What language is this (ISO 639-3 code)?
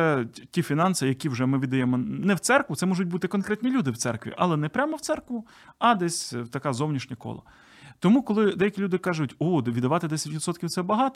ukr